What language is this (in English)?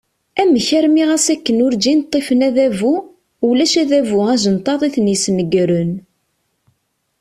Kabyle